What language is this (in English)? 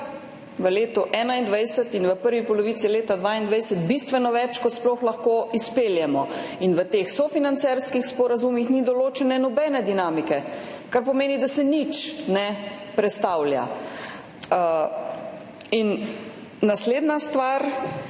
Slovenian